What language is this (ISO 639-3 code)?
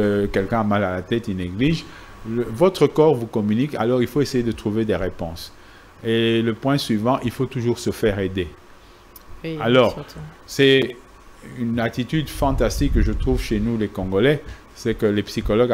fra